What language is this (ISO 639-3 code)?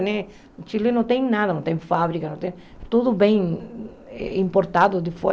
por